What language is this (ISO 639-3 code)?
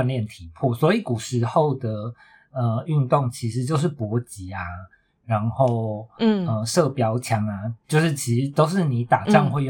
zho